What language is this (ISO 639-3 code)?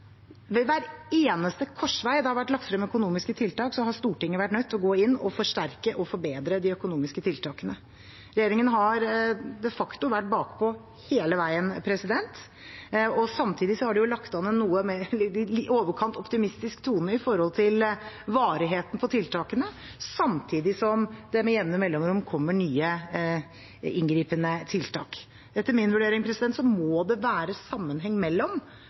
nob